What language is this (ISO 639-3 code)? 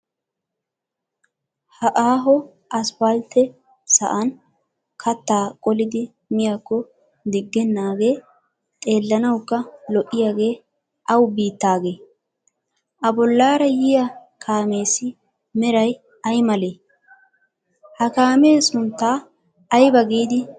wal